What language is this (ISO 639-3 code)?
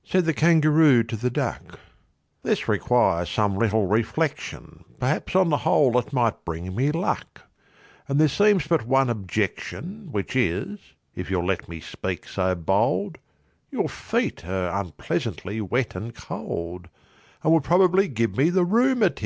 eng